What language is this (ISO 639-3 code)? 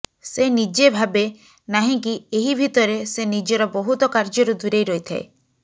ori